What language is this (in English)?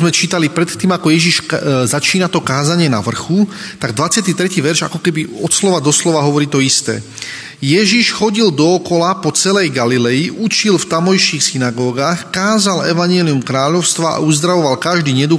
Slovak